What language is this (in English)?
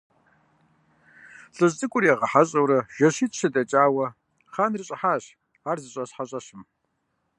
Kabardian